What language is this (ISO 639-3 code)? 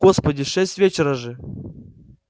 rus